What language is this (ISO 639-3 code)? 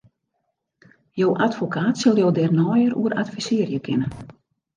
fry